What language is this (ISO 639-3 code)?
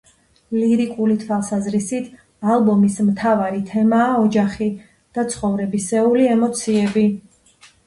kat